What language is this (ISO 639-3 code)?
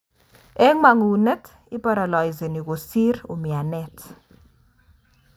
kln